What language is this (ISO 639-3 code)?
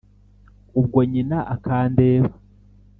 kin